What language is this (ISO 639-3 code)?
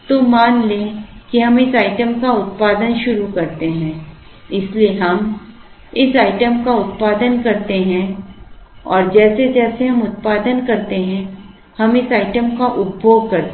hin